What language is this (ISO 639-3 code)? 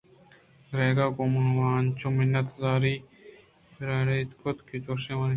bgp